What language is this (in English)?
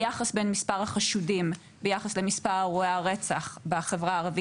Hebrew